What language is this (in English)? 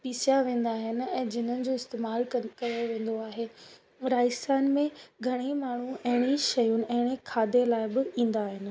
Sindhi